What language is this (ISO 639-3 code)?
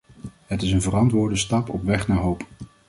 nld